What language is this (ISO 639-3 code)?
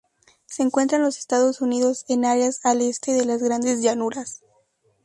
spa